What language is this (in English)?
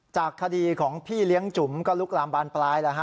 Thai